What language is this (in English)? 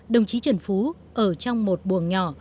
Vietnamese